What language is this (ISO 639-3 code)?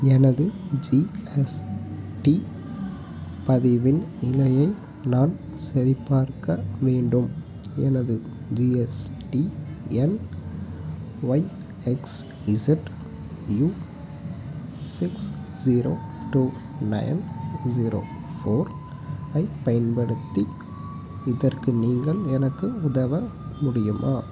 tam